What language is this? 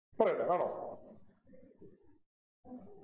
Malayalam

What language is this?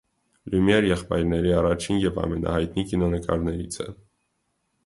Armenian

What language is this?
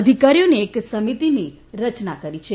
Gujarati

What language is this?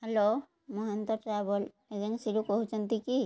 Odia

